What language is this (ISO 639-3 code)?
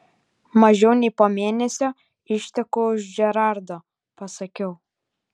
lit